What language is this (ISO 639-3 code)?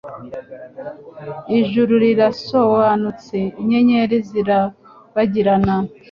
kin